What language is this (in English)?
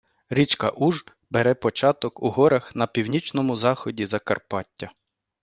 Ukrainian